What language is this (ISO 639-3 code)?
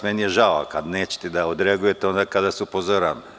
srp